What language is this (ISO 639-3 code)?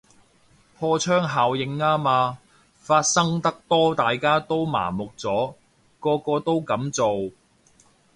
yue